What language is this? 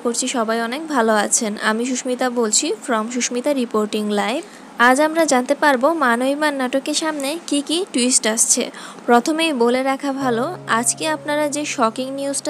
Hindi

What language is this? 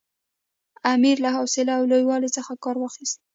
Pashto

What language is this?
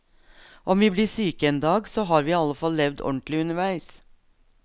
Norwegian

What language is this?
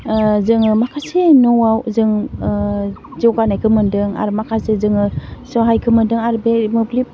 Bodo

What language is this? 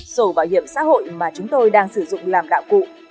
Vietnamese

